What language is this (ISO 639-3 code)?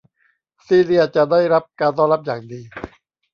tha